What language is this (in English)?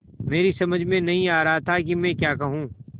Hindi